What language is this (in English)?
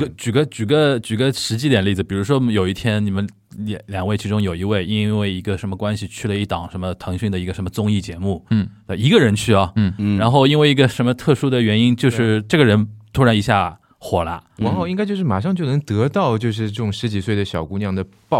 Chinese